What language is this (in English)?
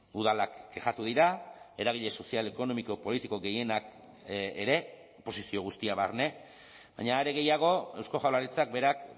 Basque